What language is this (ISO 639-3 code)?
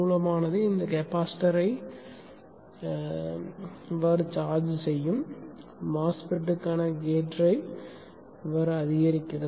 tam